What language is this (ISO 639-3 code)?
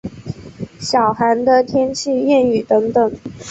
zho